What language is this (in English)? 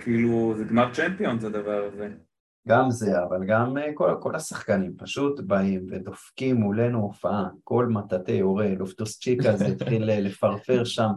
Hebrew